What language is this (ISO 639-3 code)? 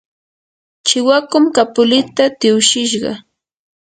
qur